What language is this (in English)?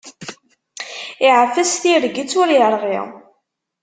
Kabyle